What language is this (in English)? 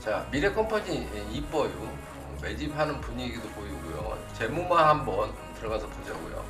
Korean